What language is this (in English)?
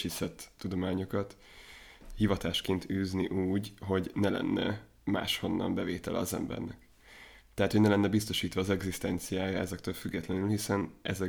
Hungarian